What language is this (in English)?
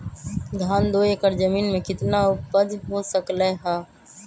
Magahi